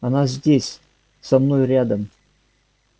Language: Russian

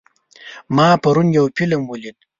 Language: Pashto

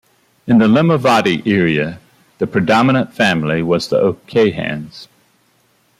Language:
English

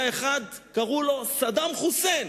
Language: Hebrew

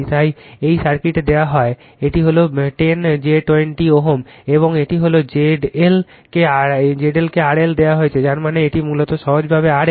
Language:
Bangla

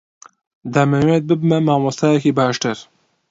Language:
Central Kurdish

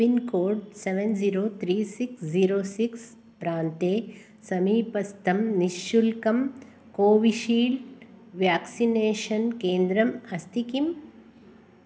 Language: Sanskrit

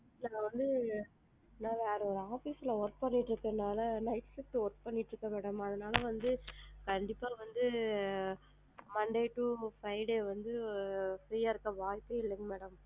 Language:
Tamil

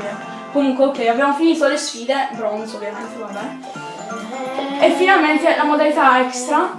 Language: Italian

